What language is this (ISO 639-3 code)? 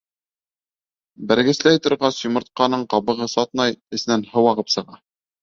bak